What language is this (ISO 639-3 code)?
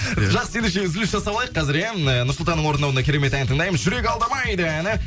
kaz